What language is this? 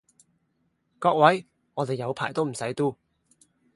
Cantonese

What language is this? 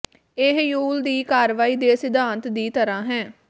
Punjabi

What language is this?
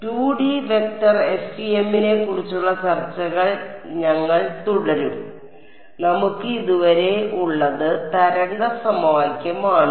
Malayalam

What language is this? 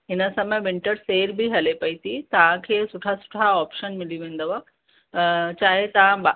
Sindhi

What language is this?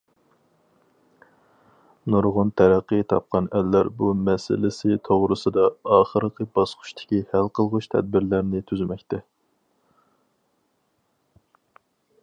Uyghur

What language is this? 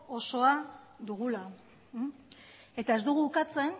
Basque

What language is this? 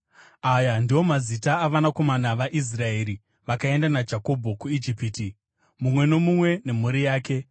Shona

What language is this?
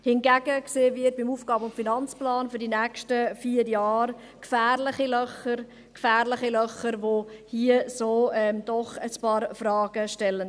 Swiss German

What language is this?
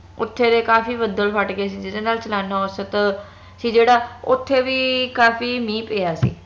Punjabi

